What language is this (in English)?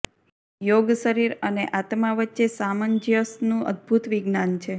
Gujarati